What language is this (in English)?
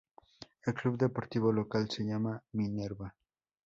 Spanish